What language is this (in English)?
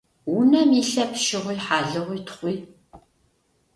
Adyghe